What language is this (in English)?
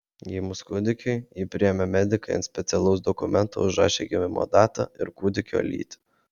Lithuanian